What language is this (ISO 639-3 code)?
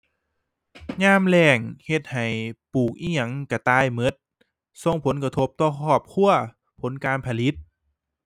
tha